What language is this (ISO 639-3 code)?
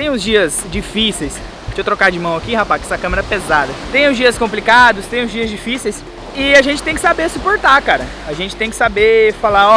por